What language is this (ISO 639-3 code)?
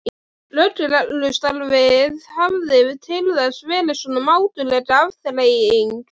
isl